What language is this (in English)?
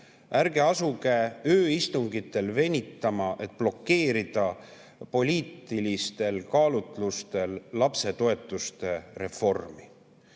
Estonian